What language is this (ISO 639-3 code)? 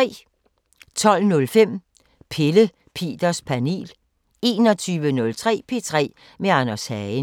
dan